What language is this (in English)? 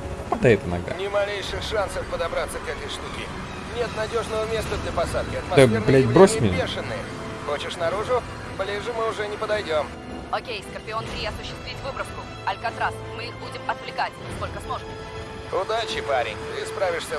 Russian